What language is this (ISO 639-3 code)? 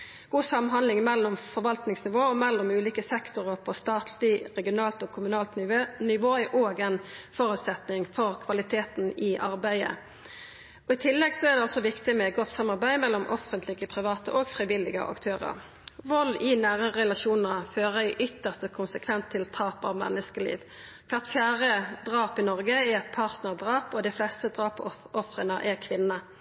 nno